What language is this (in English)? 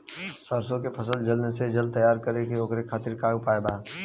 Bhojpuri